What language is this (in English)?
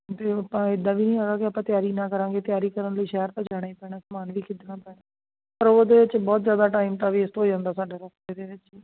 Punjabi